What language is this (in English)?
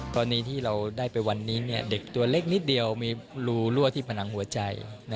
Thai